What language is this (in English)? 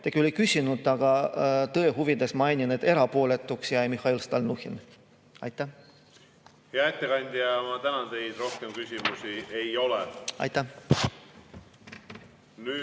Estonian